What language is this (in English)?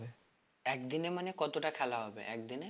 Bangla